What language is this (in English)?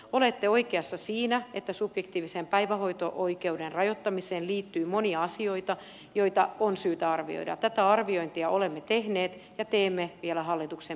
Finnish